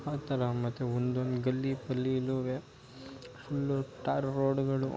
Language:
Kannada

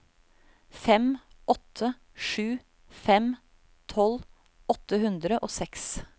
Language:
Norwegian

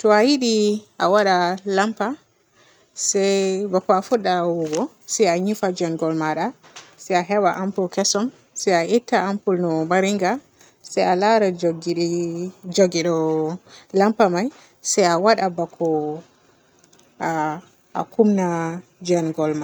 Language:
Borgu Fulfulde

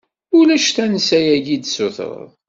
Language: Kabyle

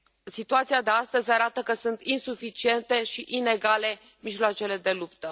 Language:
Romanian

